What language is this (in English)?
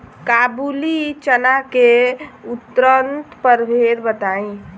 Bhojpuri